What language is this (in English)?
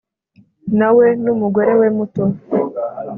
Kinyarwanda